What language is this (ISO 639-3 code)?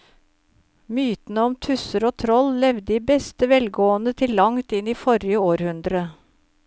nor